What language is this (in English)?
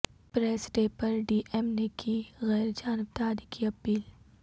Urdu